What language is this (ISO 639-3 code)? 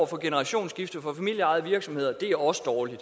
dan